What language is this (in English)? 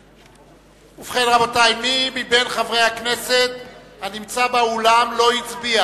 Hebrew